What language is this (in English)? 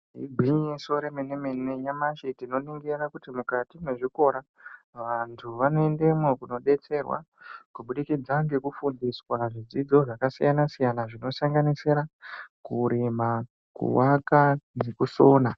Ndau